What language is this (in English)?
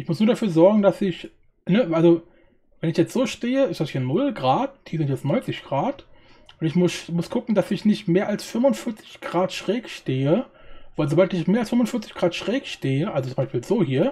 German